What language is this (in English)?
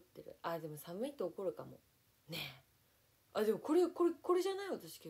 Japanese